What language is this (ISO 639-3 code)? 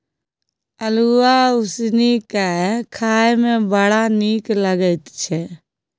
mai